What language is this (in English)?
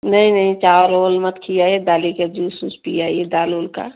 Hindi